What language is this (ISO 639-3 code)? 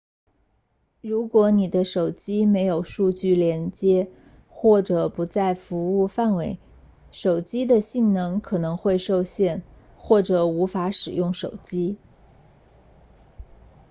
zho